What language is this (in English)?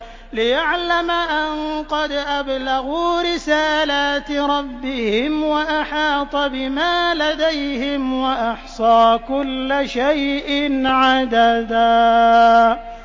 Arabic